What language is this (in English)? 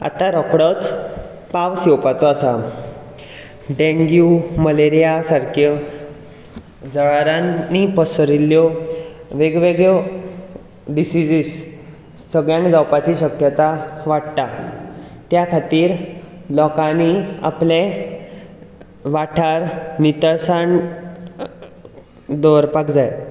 Konkani